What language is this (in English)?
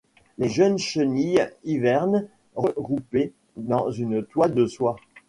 French